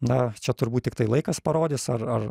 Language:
Lithuanian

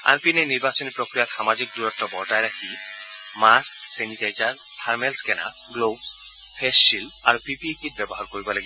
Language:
Assamese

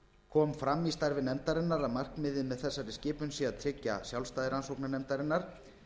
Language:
Icelandic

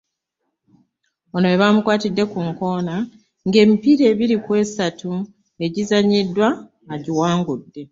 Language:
Ganda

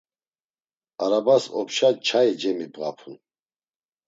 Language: Laz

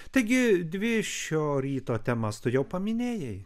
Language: Lithuanian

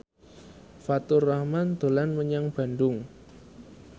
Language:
Javanese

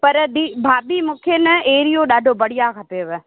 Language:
Sindhi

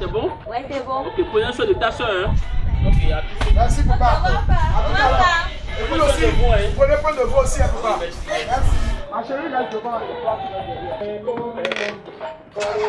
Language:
French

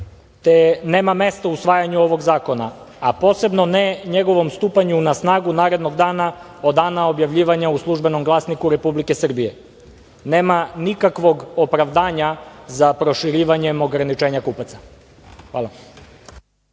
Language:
Serbian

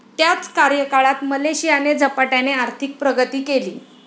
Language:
Marathi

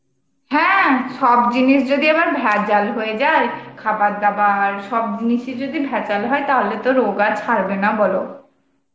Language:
Bangla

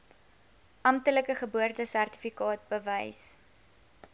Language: Afrikaans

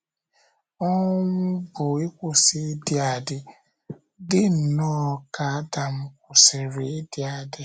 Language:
Igbo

